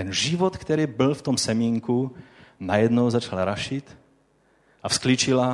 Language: Czech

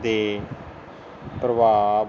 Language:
Punjabi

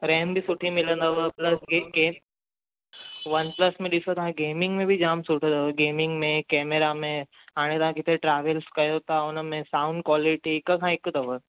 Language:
Sindhi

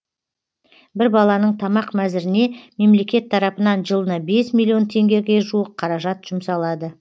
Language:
Kazakh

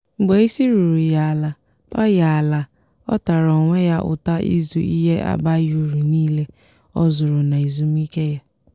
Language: Igbo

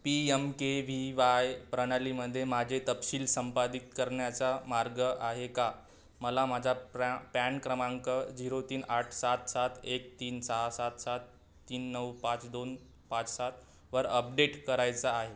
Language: Marathi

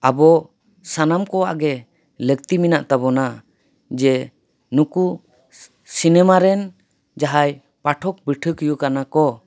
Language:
Santali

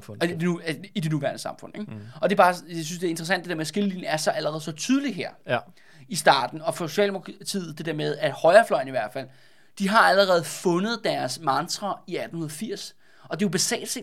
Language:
Danish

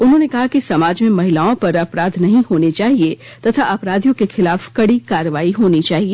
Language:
Hindi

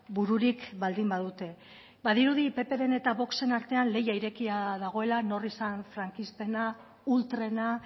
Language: Basque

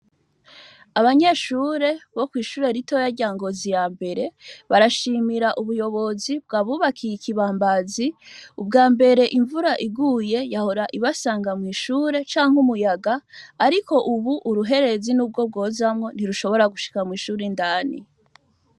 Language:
Rundi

